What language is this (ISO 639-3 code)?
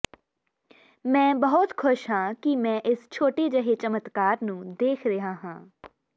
pan